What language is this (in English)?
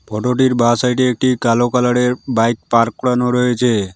Bangla